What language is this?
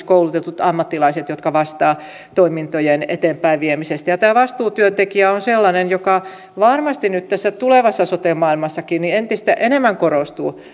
Finnish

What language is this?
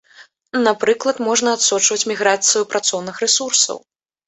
Belarusian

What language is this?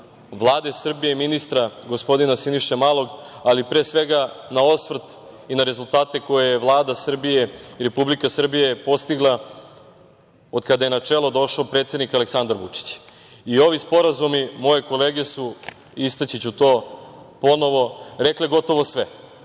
Serbian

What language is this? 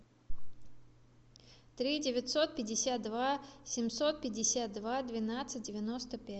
Russian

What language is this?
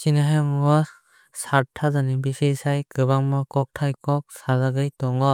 Kok Borok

